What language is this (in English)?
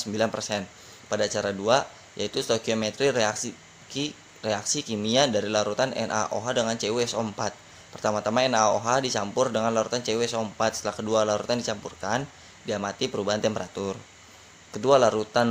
Indonesian